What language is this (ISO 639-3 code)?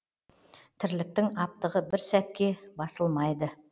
kaz